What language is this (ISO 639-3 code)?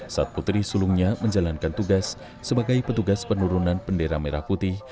ind